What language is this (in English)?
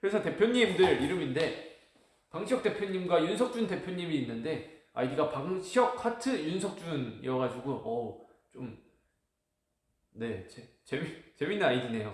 Korean